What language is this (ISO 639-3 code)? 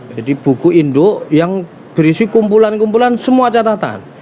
ind